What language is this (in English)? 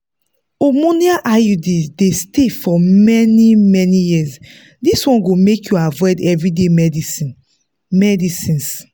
Nigerian Pidgin